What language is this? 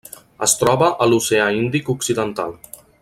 Catalan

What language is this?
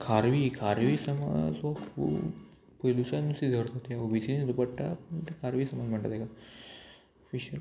Konkani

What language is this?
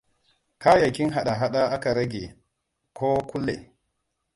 Hausa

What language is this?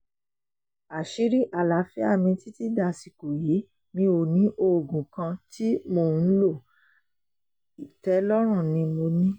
Yoruba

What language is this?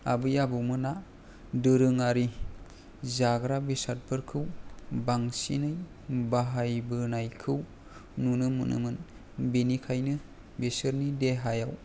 Bodo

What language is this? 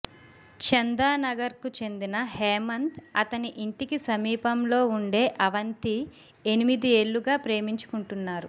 Telugu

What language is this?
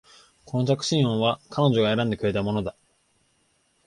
Japanese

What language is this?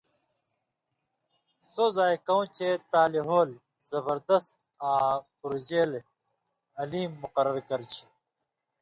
Indus Kohistani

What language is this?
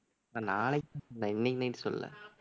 Tamil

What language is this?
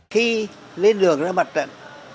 Vietnamese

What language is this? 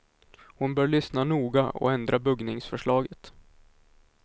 Swedish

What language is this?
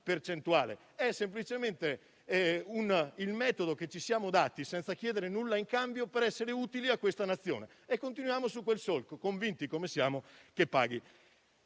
Italian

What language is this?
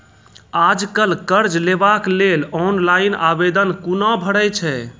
Maithili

